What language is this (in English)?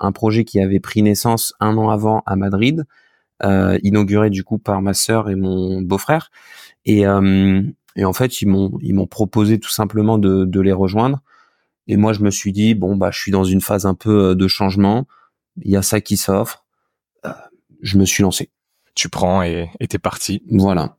French